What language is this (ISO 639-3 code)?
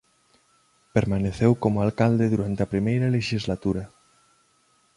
glg